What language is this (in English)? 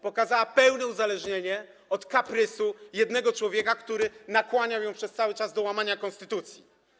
Polish